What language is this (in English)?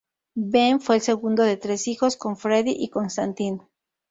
Spanish